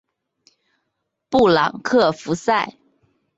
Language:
Chinese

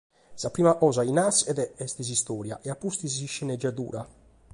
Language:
Sardinian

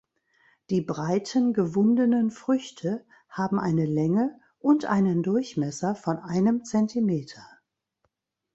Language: German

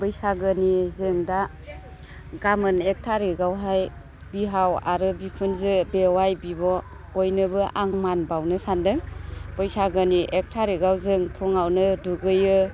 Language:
Bodo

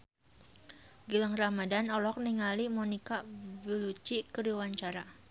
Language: Sundanese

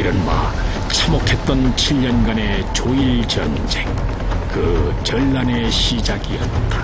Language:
Korean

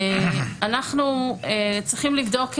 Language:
Hebrew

